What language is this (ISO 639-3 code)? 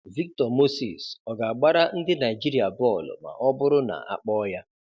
ibo